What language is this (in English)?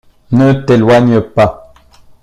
French